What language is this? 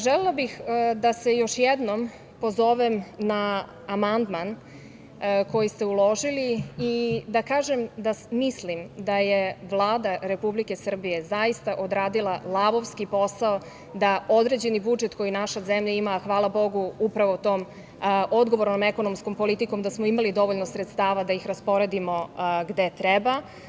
Serbian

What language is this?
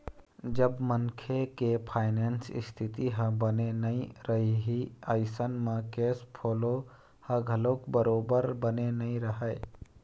Chhattisgarhi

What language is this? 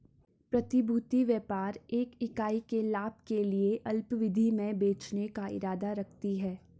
Hindi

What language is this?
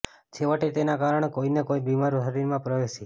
Gujarati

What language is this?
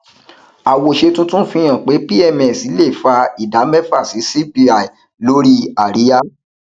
Yoruba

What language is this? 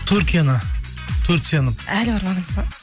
Kazakh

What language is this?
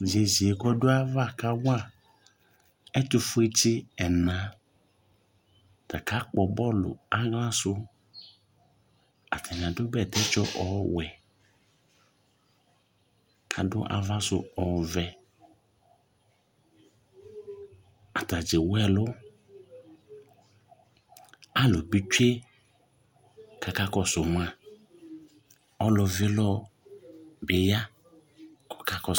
Ikposo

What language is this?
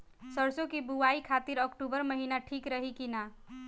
Bhojpuri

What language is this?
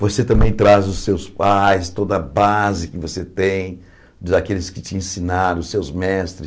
Portuguese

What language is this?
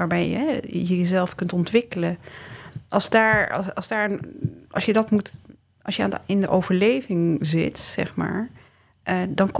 Dutch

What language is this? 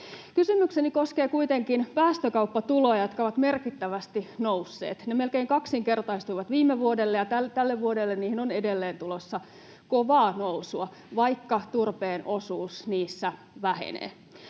Finnish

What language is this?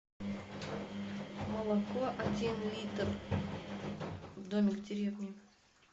Russian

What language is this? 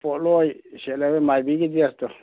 Manipuri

